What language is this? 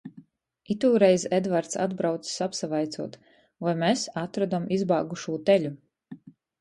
Latgalian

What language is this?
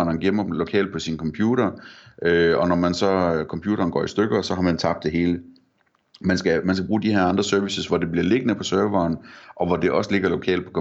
Danish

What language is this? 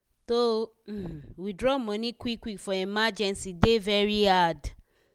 Nigerian Pidgin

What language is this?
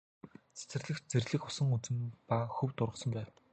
Mongolian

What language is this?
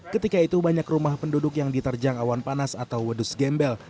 Indonesian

